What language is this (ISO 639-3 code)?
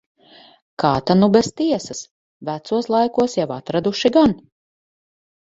lav